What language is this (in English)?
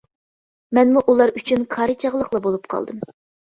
Uyghur